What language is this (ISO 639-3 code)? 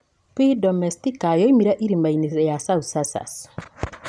kik